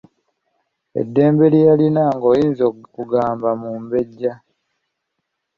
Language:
Ganda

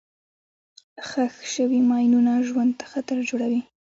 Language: Pashto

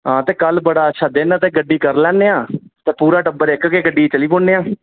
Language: Dogri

